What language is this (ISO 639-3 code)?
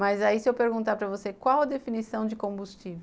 por